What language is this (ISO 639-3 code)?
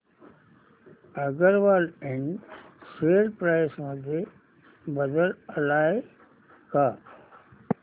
mar